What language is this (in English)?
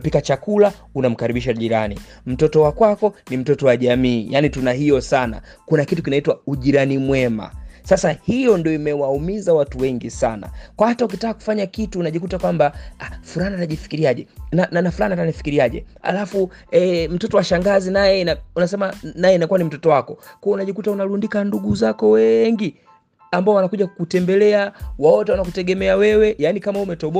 Swahili